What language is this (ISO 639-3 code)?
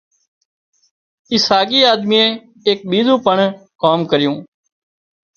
kxp